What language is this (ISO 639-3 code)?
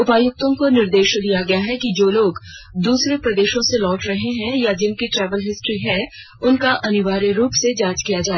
hin